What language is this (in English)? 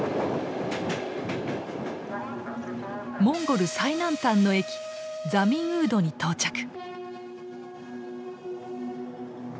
Japanese